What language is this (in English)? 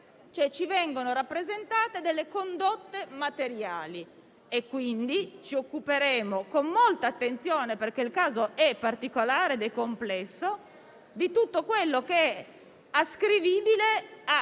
Italian